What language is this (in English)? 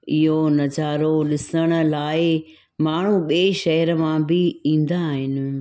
Sindhi